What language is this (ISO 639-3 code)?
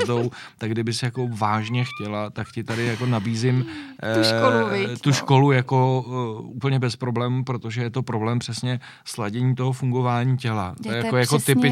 ces